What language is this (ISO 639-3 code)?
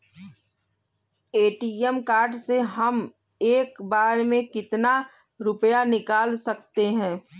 hin